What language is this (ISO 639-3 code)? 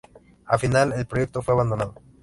spa